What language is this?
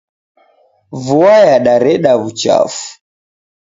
Taita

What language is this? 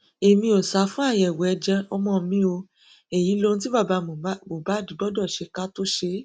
Yoruba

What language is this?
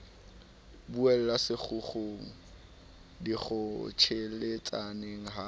Southern Sotho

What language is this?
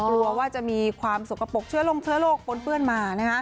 Thai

